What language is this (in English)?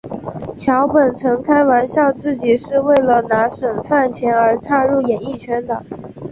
Chinese